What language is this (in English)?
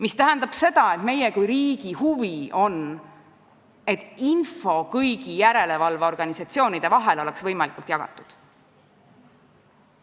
Estonian